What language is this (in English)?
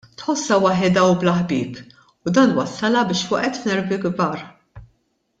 Maltese